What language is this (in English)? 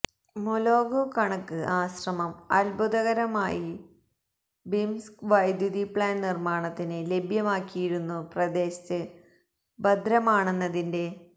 Malayalam